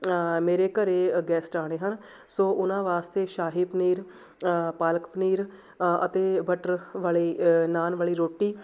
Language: Punjabi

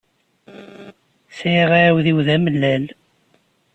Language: Kabyle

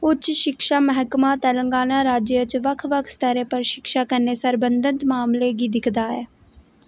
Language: Dogri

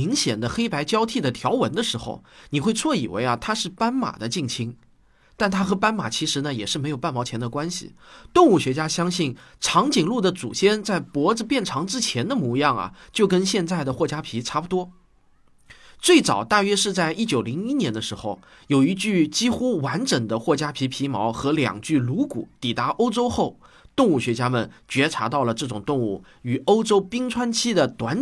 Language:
Chinese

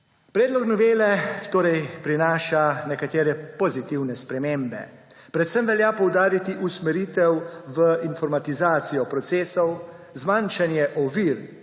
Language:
Slovenian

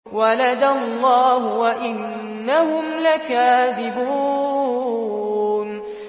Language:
Arabic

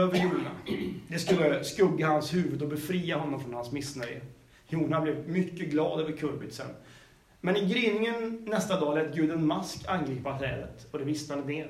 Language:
Swedish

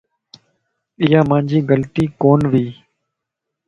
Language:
Lasi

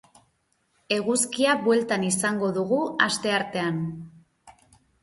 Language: Basque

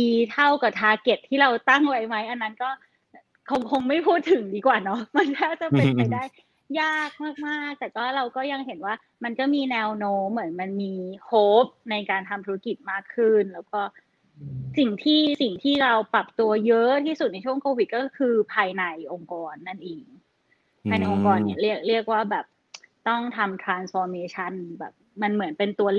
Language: Thai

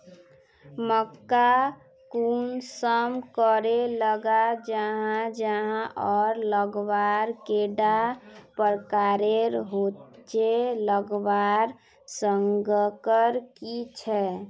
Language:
Magahi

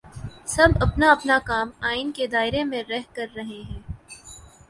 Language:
Urdu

